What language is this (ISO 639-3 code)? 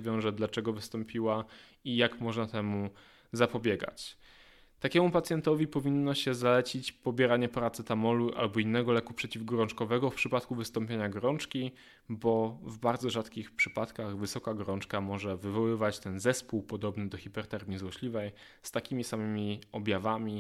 pol